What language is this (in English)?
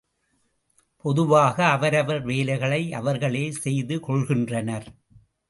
Tamil